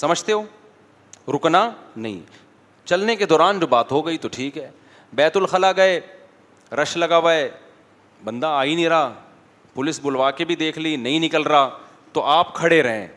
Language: Urdu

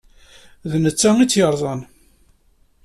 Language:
Kabyle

